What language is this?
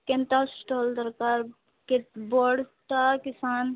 Odia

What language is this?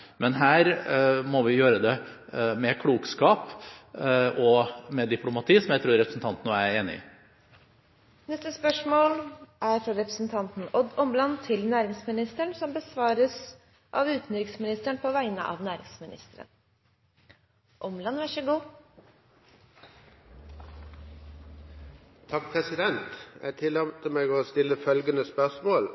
Norwegian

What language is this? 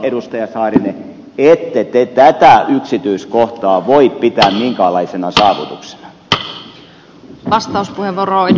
Finnish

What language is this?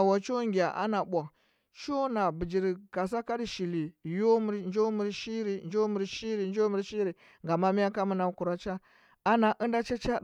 Huba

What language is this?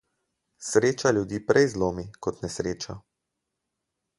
Slovenian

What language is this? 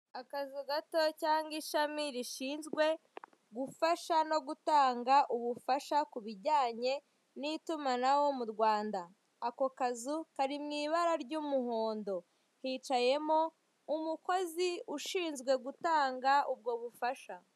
Kinyarwanda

